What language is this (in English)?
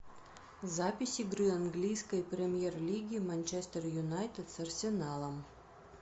Russian